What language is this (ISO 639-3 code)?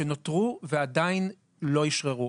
heb